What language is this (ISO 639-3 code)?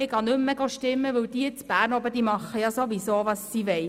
gsw